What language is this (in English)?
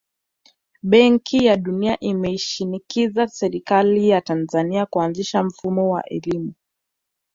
Swahili